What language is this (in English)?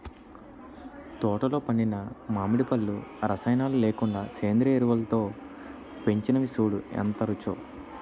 Telugu